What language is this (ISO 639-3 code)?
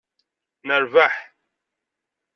kab